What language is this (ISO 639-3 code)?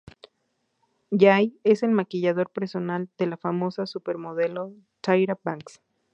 spa